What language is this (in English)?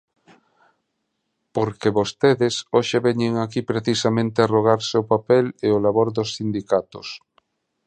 Galician